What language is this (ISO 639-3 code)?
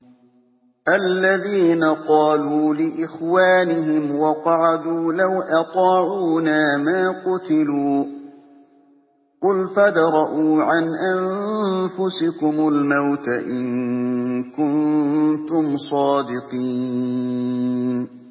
ara